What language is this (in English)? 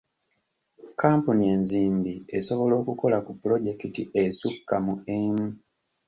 Ganda